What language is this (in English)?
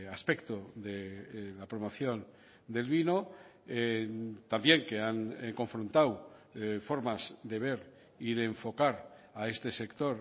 Spanish